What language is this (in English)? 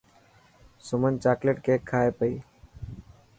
Dhatki